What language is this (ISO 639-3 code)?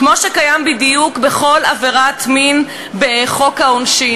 heb